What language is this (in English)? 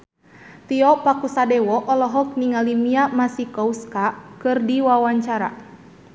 Sundanese